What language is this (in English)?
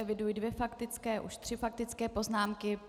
Czech